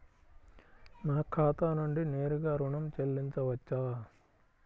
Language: Telugu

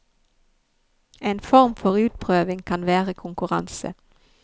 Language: Norwegian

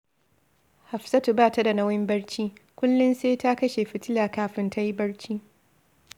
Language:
Hausa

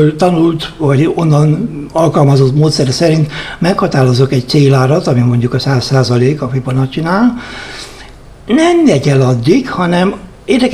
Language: Hungarian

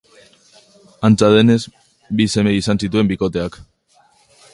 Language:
Basque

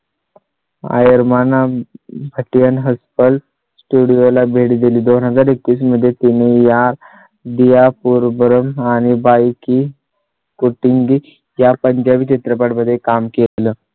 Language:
Marathi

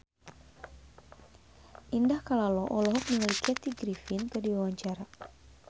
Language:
Sundanese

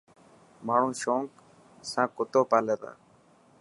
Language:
Dhatki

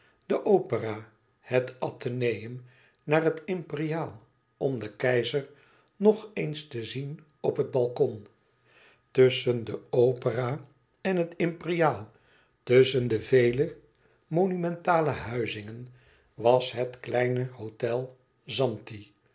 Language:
Dutch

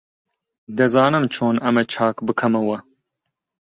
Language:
Central Kurdish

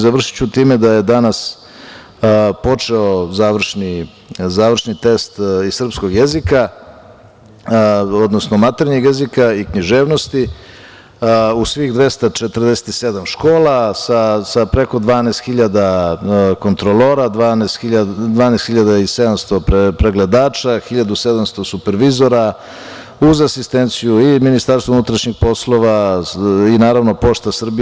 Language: Serbian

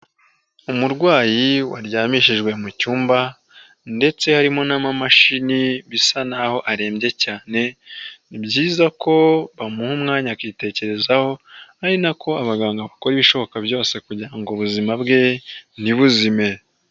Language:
Kinyarwanda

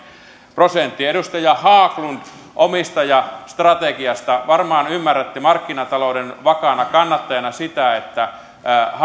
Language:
Finnish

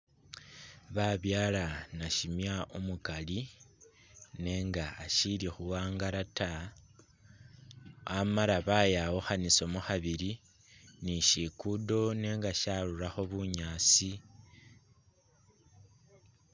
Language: Masaaba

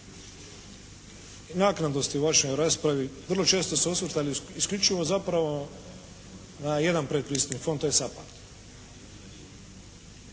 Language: Croatian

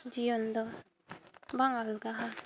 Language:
Santali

